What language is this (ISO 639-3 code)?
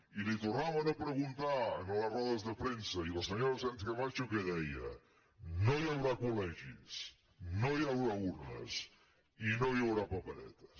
cat